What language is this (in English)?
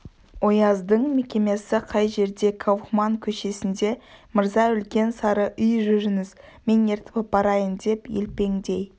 Kazakh